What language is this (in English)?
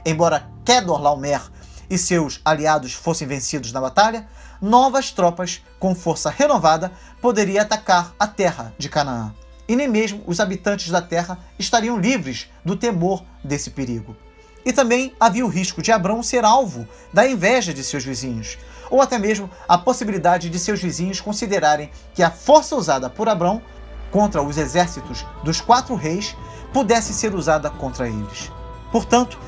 Portuguese